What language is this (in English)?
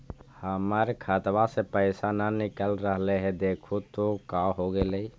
Magahi